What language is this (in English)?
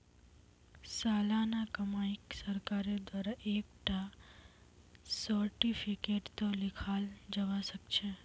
Magahi